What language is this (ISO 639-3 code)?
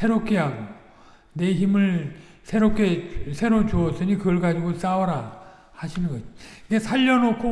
kor